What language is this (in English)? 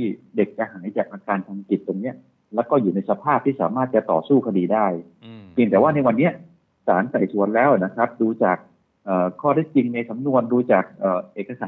Thai